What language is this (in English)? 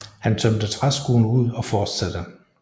Danish